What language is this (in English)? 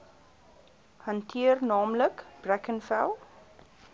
Afrikaans